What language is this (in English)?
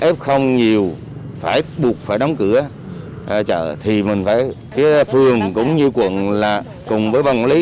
Vietnamese